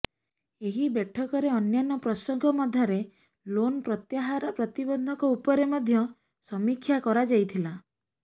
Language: Odia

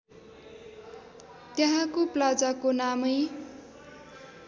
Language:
Nepali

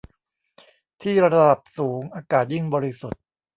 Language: Thai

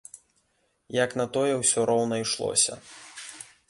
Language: Belarusian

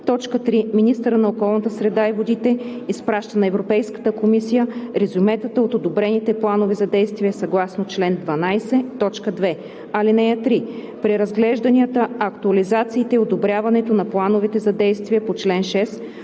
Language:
Bulgarian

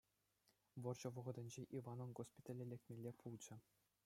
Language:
Chuvash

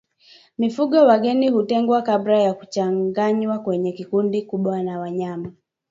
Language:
Swahili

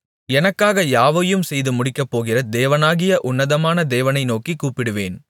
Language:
Tamil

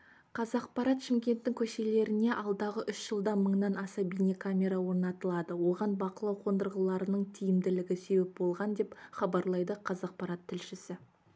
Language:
Kazakh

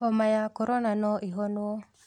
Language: Kikuyu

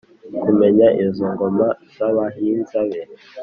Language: Kinyarwanda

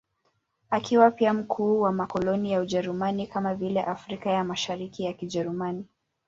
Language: Swahili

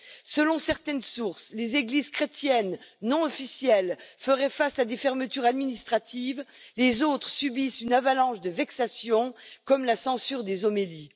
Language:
French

